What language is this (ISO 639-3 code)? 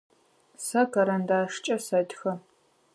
ady